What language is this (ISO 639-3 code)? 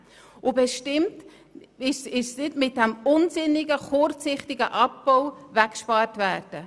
gsw